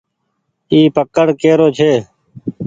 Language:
Goaria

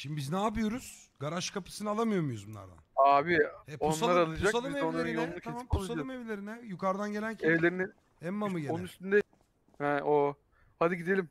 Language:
Turkish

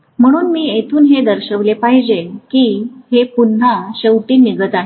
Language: Marathi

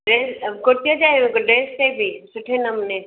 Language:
Sindhi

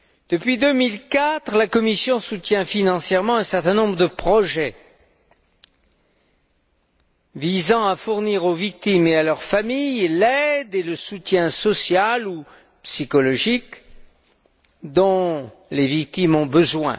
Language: French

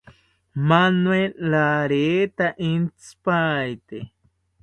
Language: South Ucayali Ashéninka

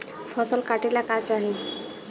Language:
Bhojpuri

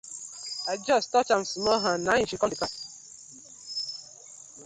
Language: Nigerian Pidgin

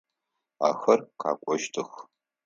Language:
Adyghe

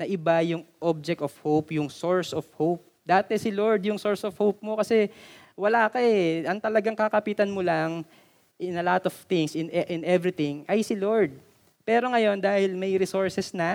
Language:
Filipino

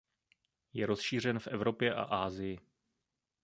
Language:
Czech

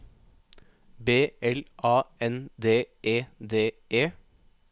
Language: Norwegian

